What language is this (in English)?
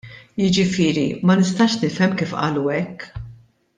Maltese